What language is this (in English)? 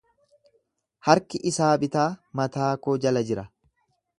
Oromo